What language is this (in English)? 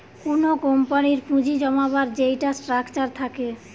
Bangla